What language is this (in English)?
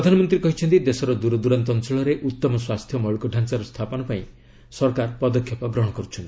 Odia